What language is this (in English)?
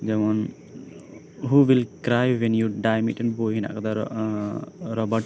Santali